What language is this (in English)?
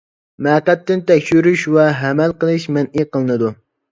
Uyghur